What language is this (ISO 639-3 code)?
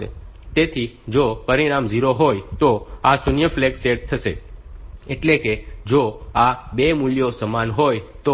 guj